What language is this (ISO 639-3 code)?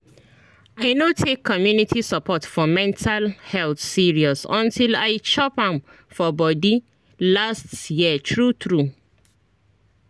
pcm